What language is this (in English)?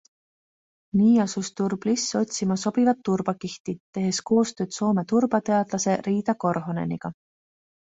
Estonian